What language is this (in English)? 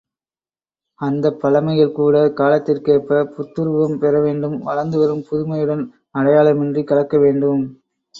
Tamil